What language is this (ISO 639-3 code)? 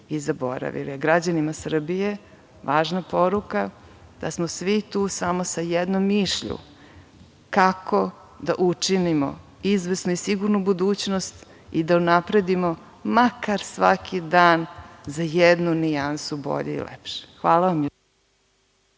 srp